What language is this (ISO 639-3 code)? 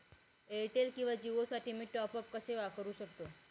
mar